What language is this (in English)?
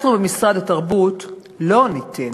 Hebrew